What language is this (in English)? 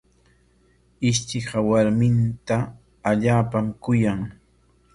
Corongo Ancash Quechua